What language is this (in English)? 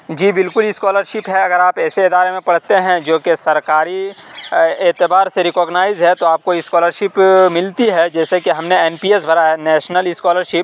Urdu